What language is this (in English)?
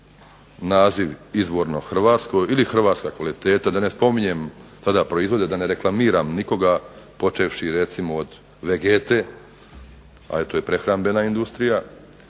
Croatian